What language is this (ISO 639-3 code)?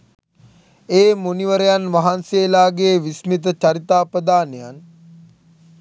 sin